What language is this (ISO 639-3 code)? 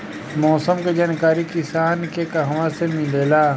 bho